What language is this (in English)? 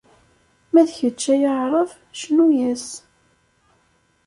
Kabyle